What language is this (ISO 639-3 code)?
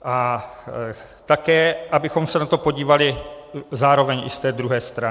ces